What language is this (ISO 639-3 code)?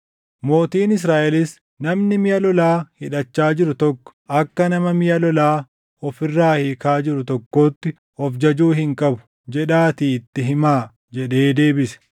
orm